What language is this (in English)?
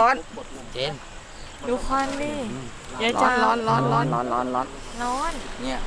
Thai